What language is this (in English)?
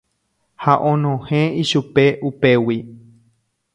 Guarani